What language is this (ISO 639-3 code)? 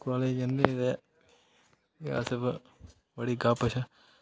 doi